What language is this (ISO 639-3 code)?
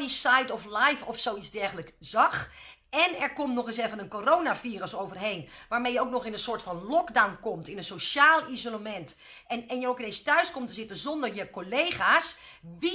nld